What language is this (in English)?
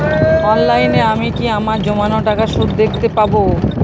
Bangla